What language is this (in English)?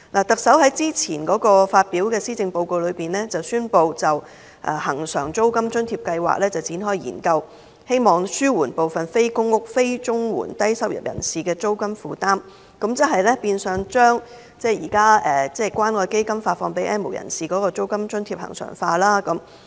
Cantonese